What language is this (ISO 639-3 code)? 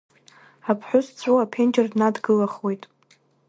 abk